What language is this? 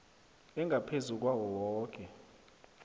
South Ndebele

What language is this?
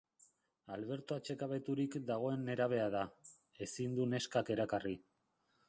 Basque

